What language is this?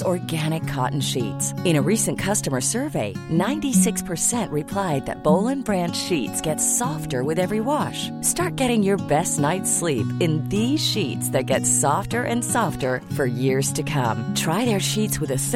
Filipino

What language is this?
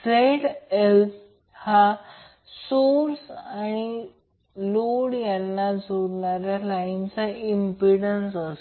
Marathi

